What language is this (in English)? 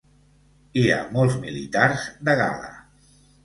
Catalan